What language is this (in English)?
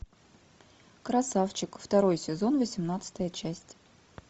Russian